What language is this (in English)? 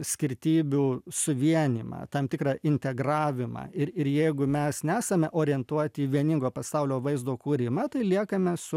Lithuanian